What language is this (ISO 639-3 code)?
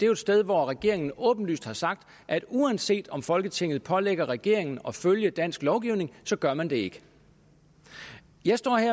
dan